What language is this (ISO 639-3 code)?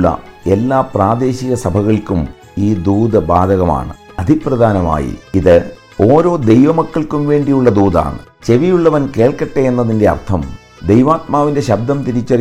mal